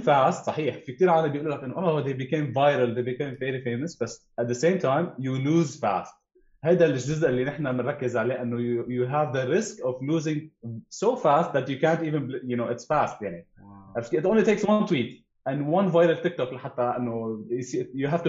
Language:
Arabic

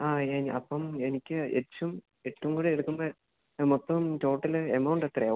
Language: Malayalam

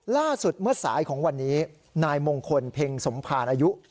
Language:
Thai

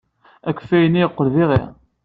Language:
Kabyle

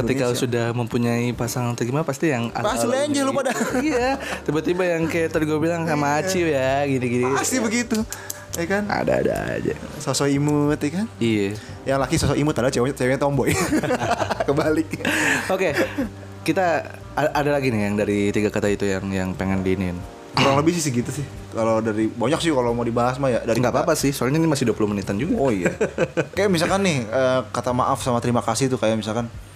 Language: Indonesian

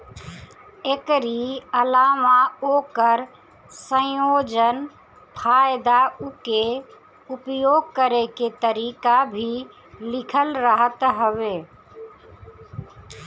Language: Bhojpuri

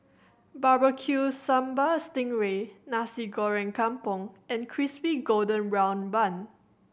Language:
English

